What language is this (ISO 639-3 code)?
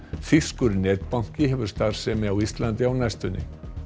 isl